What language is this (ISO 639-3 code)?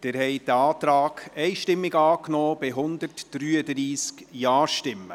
gsw